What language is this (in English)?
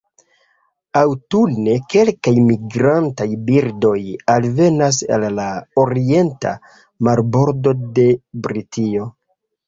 Esperanto